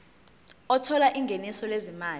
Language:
Zulu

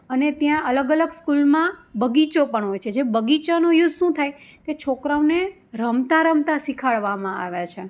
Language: Gujarati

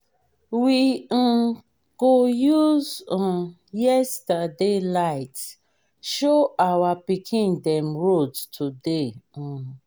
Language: Nigerian Pidgin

